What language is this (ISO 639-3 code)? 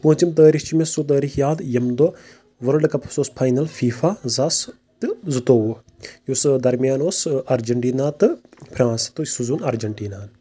kas